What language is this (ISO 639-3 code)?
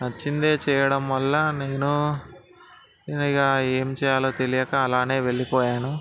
tel